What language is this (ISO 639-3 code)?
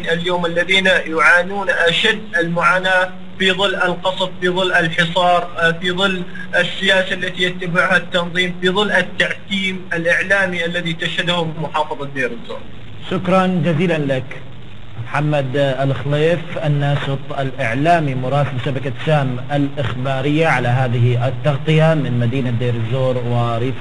ara